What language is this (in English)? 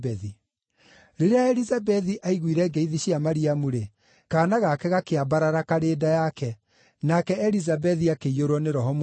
Kikuyu